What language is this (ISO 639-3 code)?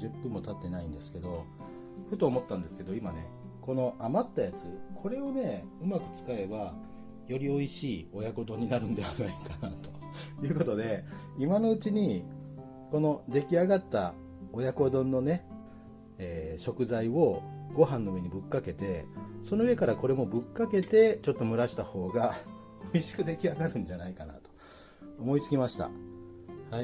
jpn